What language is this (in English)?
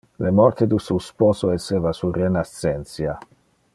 Interlingua